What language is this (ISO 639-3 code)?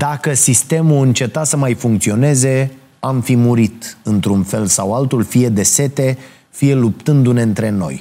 ron